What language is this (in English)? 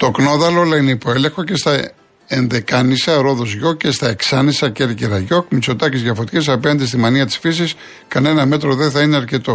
Greek